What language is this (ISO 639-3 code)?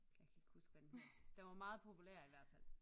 dan